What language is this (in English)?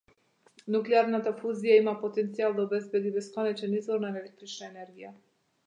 Macedonian